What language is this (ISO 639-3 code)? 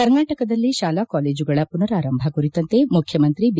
kan